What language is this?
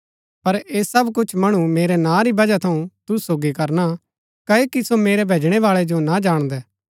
Gaddi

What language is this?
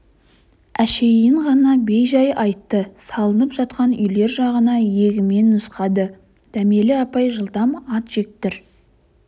Kazakh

